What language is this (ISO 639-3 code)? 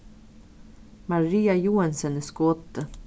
fao